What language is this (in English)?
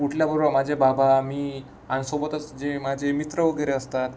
Marathi